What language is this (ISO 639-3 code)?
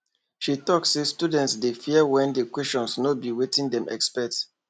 pcm